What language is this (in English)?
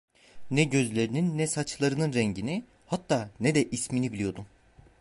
Turkish